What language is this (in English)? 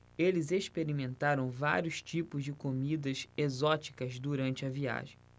Portuguese